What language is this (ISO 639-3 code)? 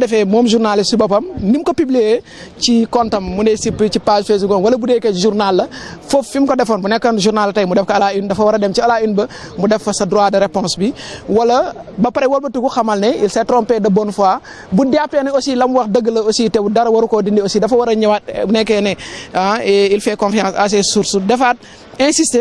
fra